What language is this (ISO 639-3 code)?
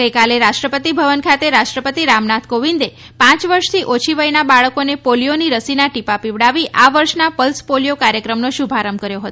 guj